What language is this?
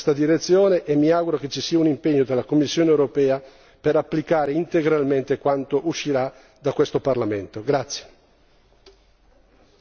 Italian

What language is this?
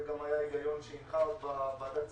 Hebrew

